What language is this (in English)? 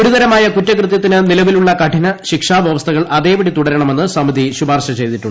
Malayalam